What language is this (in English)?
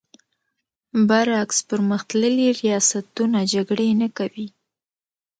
Pashto